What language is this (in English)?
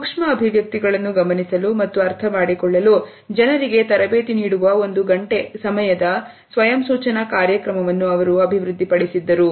Kannada